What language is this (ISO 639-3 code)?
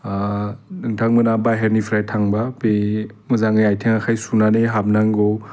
brx